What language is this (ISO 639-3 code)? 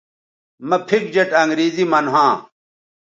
btv